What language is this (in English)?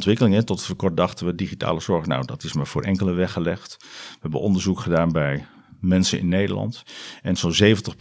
Dutch